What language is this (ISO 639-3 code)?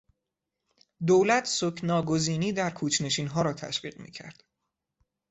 fas